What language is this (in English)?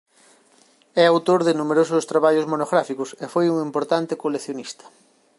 Galician